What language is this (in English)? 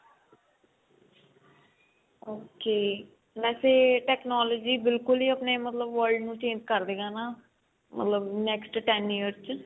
Punjabi